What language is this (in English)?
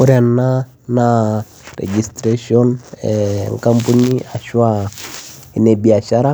Masai